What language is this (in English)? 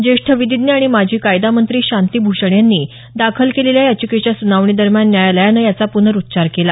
Marathi